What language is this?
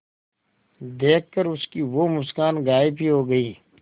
Hindi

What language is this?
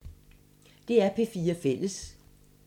Danish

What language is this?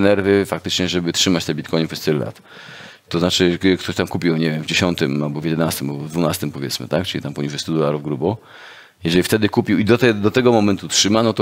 Polish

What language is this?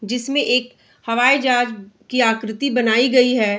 Hindi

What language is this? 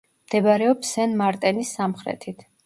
Georgian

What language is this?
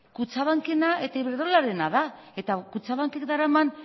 Basque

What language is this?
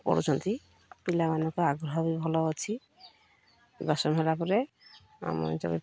Odia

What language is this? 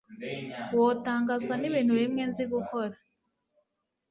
Kinyarwanda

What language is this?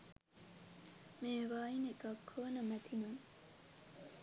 Sinhala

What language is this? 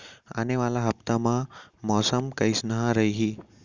Chhattisgarhi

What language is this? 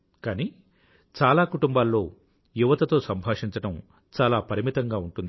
Telugu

